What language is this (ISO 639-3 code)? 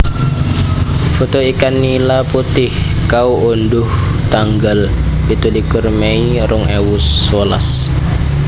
jav